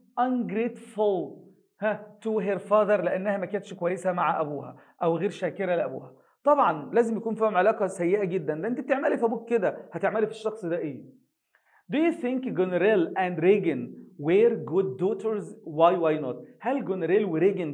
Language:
Arabic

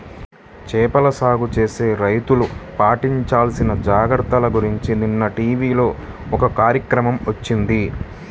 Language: Telugu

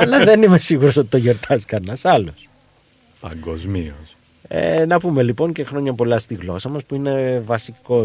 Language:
Greek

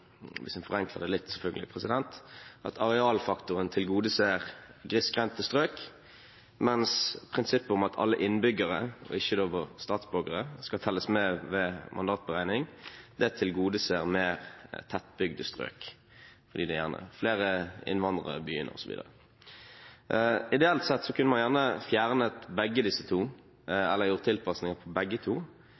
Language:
Norwegian Bokmål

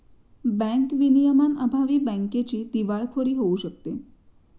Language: Marathi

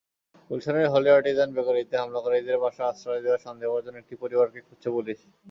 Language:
Bangla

